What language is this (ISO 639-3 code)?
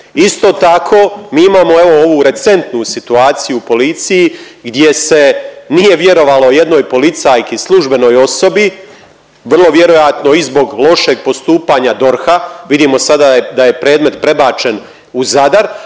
hrv